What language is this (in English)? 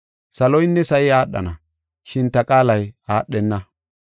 Gofa